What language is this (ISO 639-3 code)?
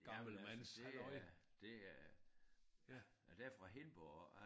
dan